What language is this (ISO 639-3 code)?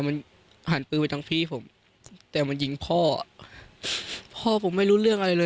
tha